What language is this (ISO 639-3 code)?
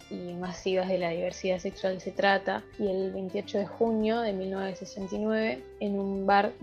spa